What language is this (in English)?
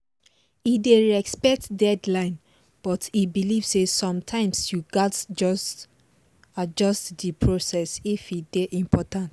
Nigerian Pidgin